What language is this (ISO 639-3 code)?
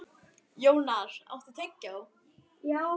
isl